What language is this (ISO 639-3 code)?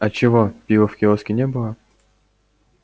rus